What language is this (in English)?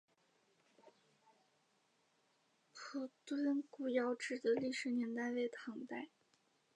Chinese